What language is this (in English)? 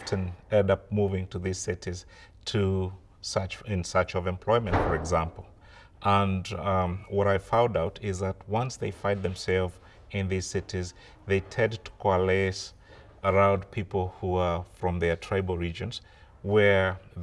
English